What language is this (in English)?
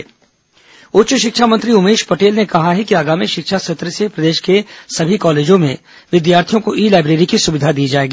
Hindi